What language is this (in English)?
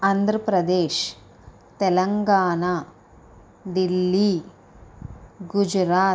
Telugu